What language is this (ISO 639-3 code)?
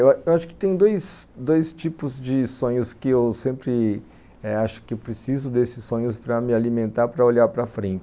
por